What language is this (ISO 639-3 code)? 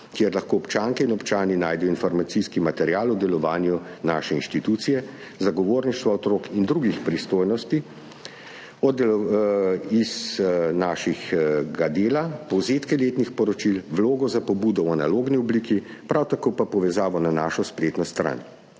slv